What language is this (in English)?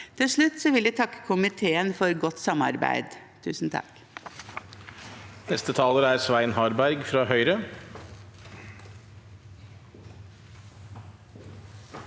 Norwegian